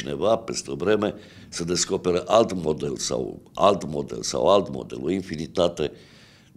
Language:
Romanian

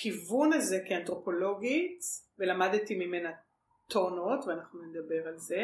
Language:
Hebrew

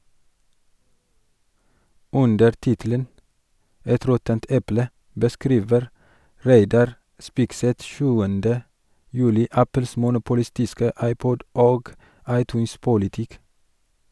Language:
Norwegian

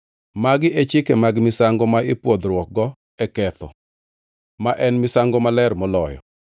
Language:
Luo (Kenya and Tanzania)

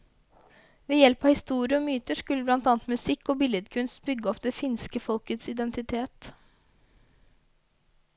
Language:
Norwegian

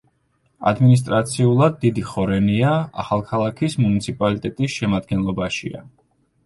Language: Georgian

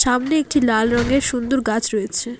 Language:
Bangla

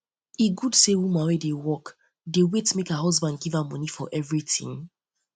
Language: Nigerian Pidgin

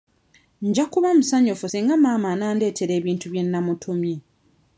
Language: Ganda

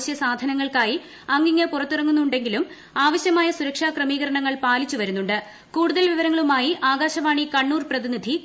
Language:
Malayalam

